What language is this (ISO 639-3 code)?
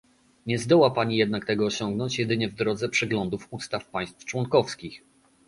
pol